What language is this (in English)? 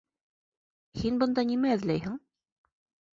Bashkir